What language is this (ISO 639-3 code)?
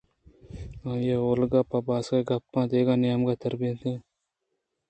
bgp